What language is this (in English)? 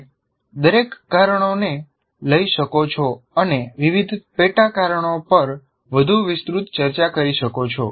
Gujarati